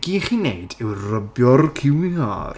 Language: Welsh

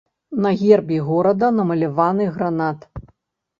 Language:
Belarusian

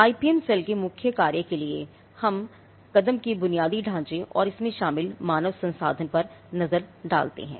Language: Hindi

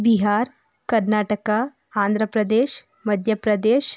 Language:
Kannada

